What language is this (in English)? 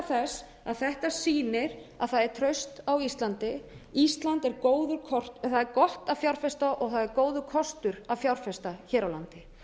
Icelandic